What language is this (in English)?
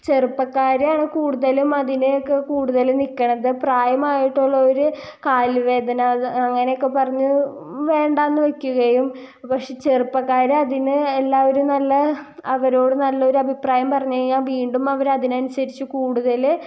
Malayalam